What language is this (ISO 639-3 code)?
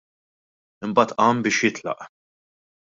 mlt